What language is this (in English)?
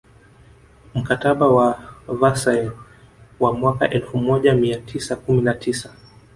Swahili